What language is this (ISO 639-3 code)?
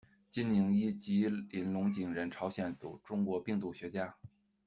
zho